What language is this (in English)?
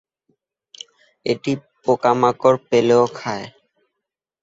Bangla